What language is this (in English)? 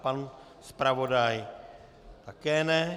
Czech